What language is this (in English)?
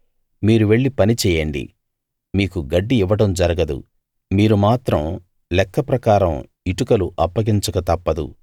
Telugu